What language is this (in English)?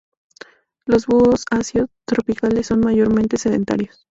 Spanish